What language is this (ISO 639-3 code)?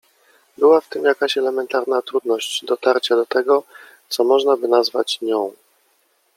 pol